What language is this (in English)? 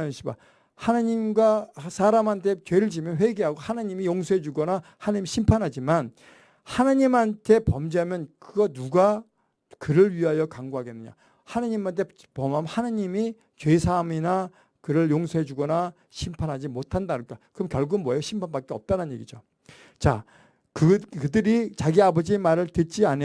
Korean